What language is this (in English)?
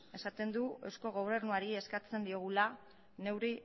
Basque